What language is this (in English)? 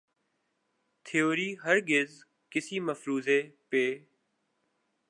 Urdu